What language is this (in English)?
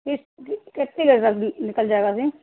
Urdu